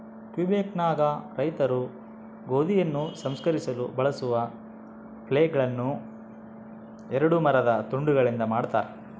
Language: Kannada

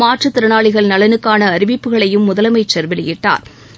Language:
Tamil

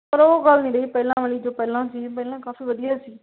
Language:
Punjabi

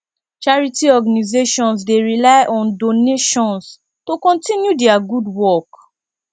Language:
Nigerian Pidgin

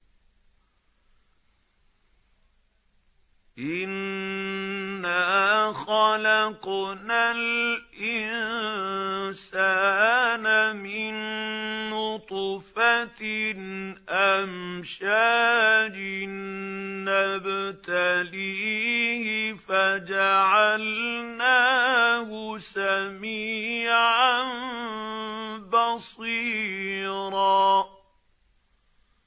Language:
Arabic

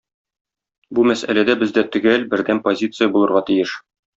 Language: Tatar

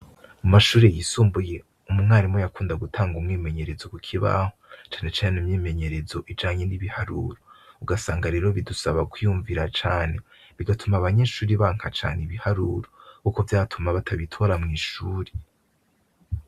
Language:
Rundi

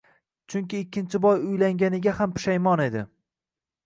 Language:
Uzbek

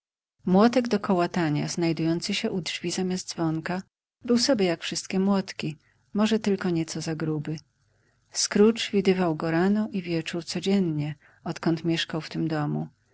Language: Polish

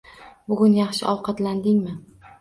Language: Uzbek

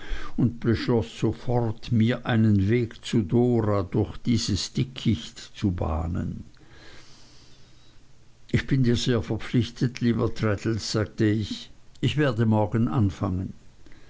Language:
German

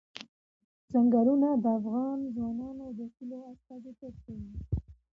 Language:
Pashto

